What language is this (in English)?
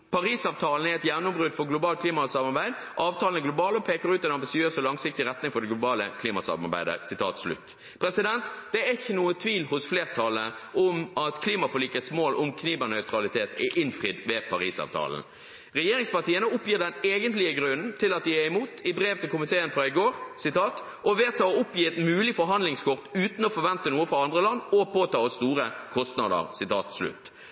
Norwegian Bokmål